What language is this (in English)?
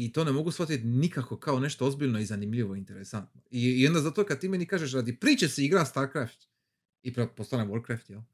Croatian